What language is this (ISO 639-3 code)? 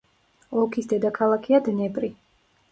kat